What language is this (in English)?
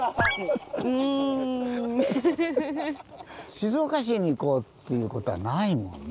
Japanese